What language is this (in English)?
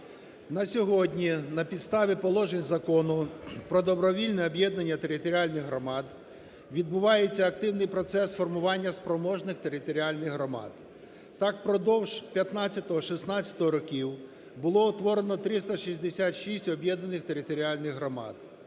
Ukrainian